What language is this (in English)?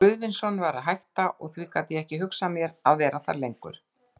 Icelandic